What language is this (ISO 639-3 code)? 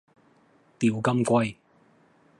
yue